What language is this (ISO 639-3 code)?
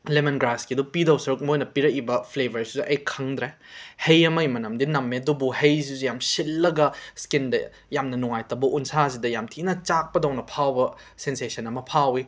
mni